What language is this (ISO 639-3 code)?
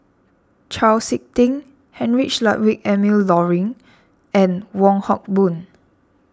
eng